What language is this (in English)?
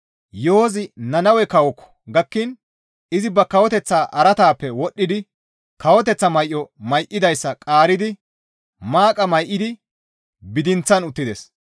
Gamo